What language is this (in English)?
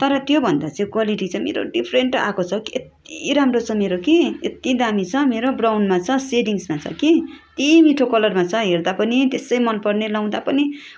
Nepali